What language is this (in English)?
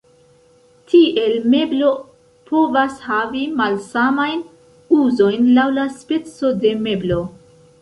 Esperanto